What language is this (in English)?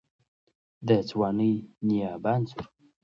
Pashto